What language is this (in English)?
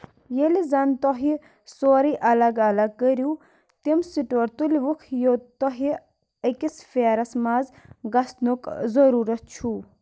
Kashmiri